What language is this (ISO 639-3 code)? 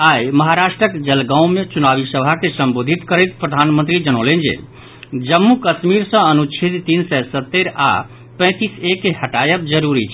mai